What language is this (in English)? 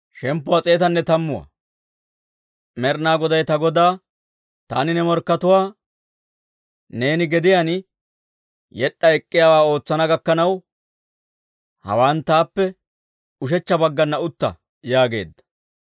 Dawro